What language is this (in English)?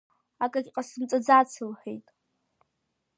Abkhazian